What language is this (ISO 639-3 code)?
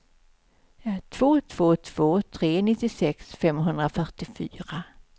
swe